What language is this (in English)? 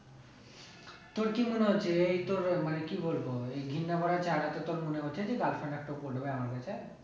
Bangla